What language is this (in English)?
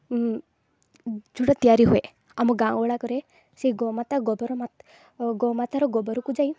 Odia